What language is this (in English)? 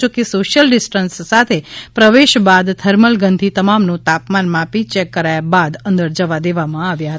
Gujarati